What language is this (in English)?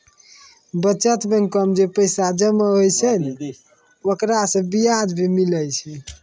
Maithili